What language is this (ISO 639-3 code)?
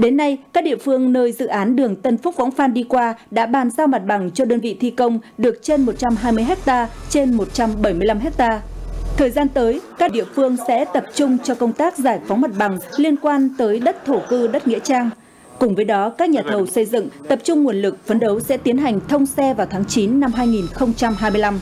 vie